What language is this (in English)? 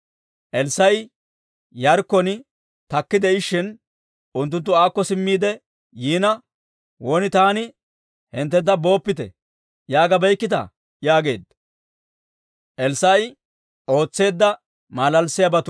Dawro